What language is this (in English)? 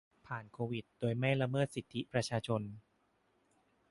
Thai